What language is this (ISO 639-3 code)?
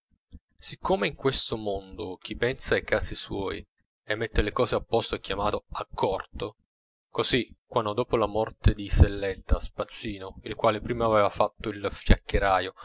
ita